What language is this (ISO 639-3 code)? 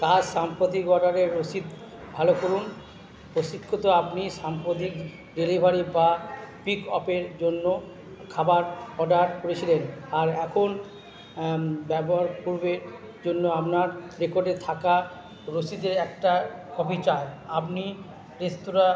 ben